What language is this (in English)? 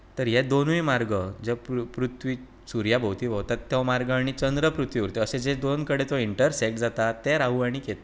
Konkani